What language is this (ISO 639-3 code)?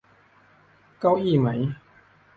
tha